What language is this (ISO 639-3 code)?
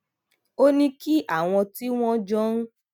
yor